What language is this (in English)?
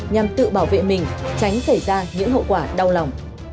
Vietnamese